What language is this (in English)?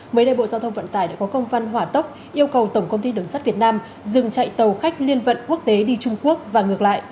Vietnamese